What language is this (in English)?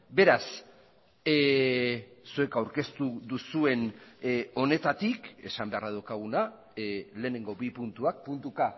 Basque